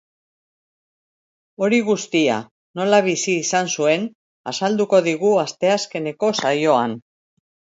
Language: Basque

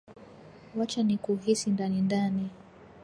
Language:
Swahili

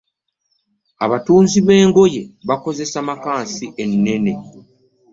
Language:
Ganda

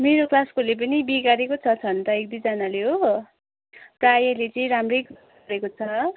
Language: Nepali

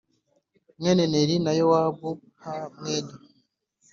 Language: Kinyarwanda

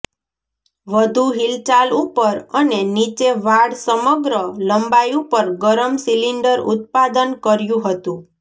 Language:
Gujarati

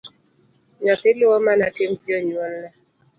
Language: Luo (Kenya and Tanzania)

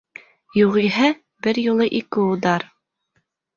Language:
Bashkir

